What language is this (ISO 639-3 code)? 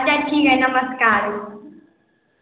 mai